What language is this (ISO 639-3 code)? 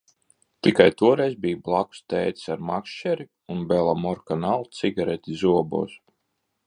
lav